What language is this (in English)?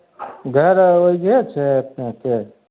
Maithili